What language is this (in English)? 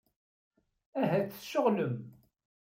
Kabyle